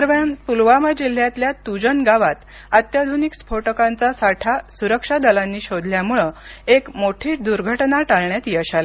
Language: Marathi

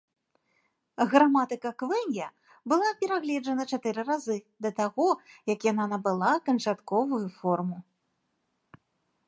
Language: Belarusian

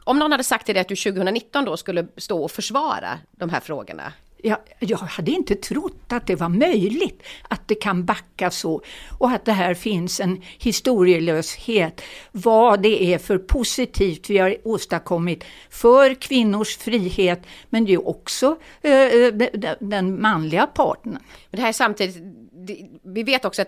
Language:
Swedish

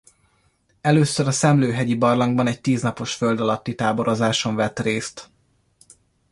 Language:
Hungarian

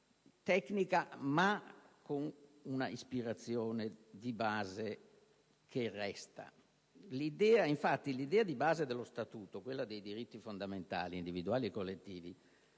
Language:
Italian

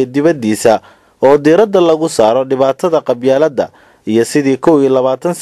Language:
Arabic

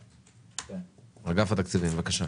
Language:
Hebrew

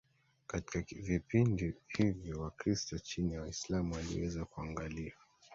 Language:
Swahili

